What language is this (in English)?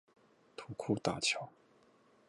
Chinese